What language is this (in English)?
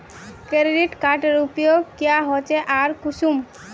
Magahi